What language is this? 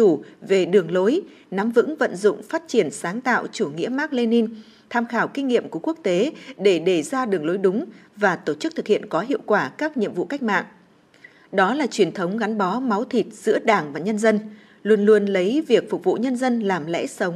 Vietnamese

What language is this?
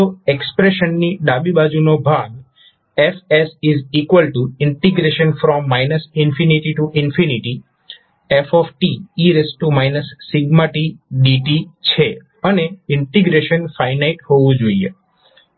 Gujarati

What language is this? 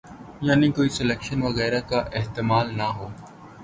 Urdu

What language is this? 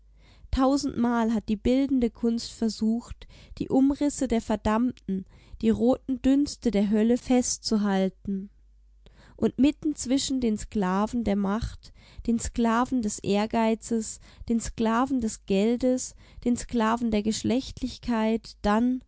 German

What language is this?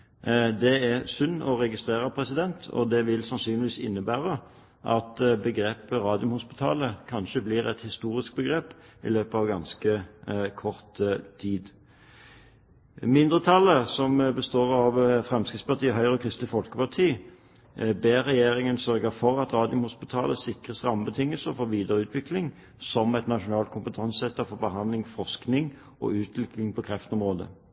Norwegian Bokmål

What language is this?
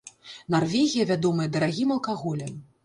Belarusian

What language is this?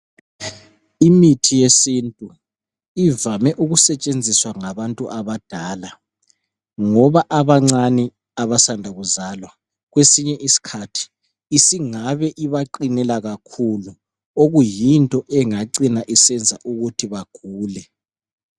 North Ndebele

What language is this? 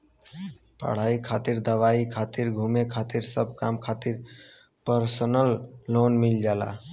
Bhojpuri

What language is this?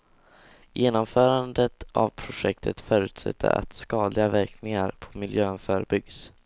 Swedish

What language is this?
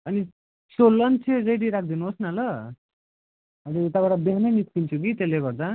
Nepali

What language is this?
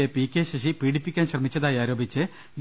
Malayalam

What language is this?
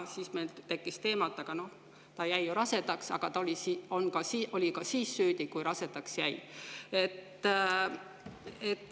Estonian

